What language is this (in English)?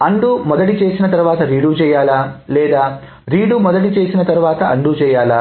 Telugu